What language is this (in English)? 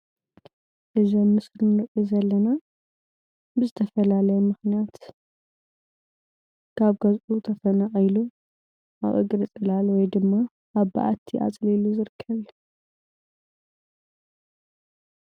Tigrinya